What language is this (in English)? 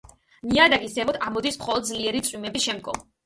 Georgian